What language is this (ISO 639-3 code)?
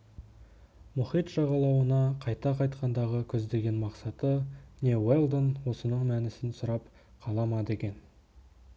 kaz